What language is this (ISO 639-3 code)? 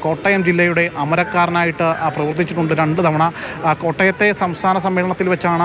ara